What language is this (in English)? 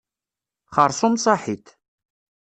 Kabyle